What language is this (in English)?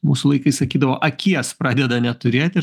Lithuanian